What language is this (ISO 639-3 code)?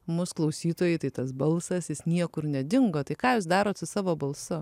lit